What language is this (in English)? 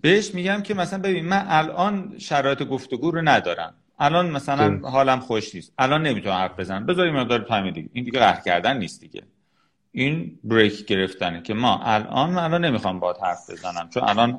Persian